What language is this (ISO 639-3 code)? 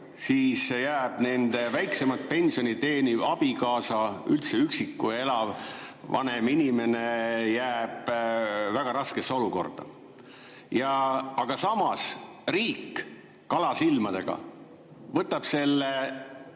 est